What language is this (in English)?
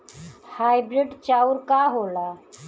Bhojpuri